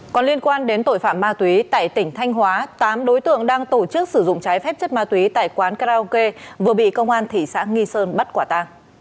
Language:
Vietnamese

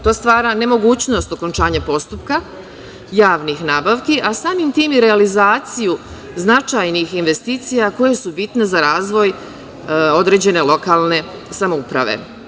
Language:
Serbian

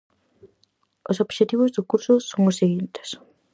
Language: Galician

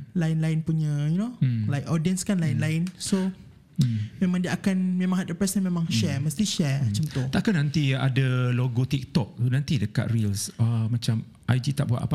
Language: Malay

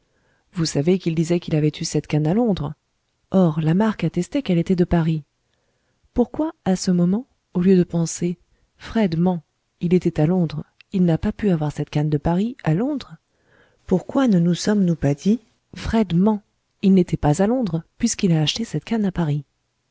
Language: French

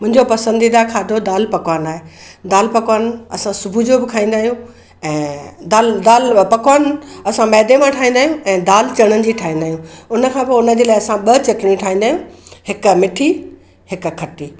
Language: Sindhi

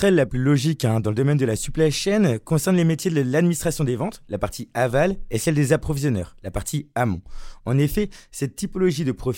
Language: French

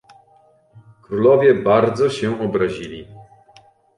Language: Polish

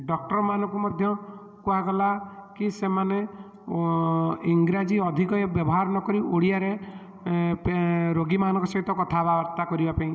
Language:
Odia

